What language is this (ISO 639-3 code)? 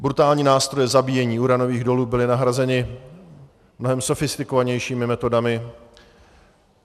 ces